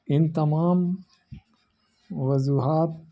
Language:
Urdu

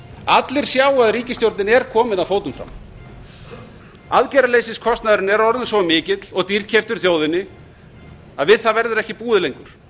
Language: Icelandic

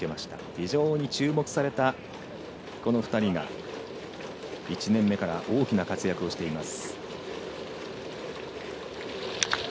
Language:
Japanese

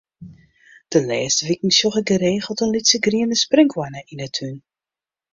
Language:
Western Frisian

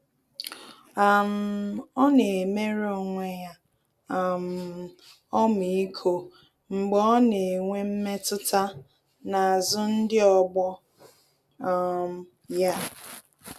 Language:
Igbo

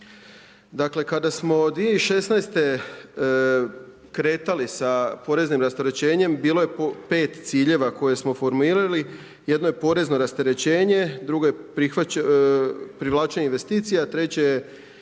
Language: Croatian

